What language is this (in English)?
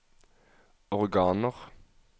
Norwegian